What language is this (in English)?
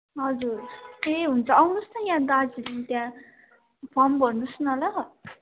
Nepali